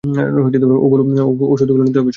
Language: Bangla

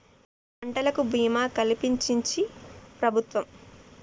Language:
Telugu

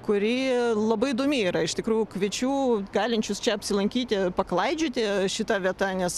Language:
Lithuanian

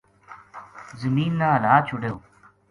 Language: Gujari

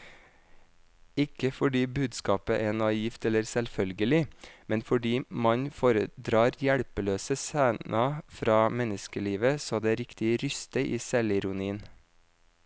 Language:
Norwegian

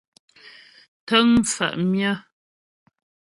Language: Ghomala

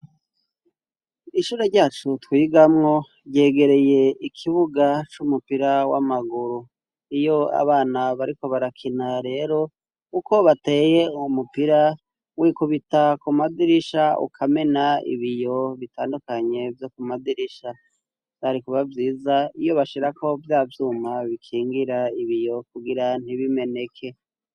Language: Rundi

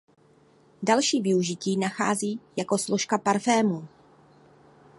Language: Czech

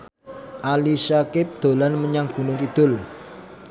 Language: Javanese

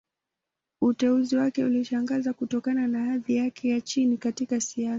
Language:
Swahili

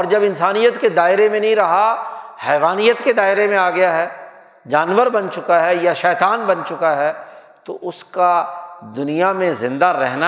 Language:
Urdu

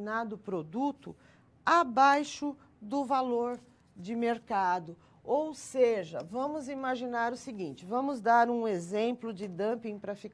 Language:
Portuguese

